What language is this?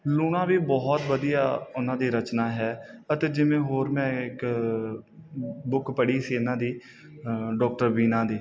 Punjabi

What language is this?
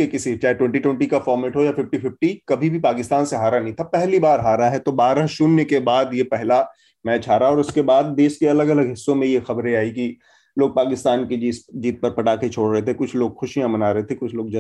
Hindi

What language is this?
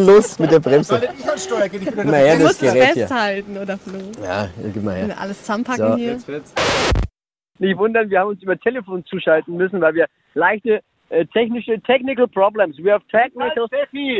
German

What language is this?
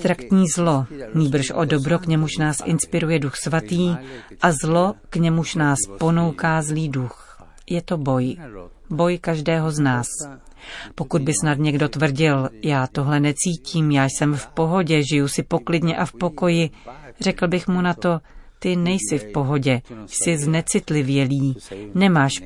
Czech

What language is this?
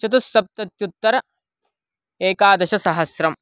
Sanskrit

